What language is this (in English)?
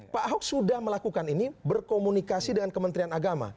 Indonesian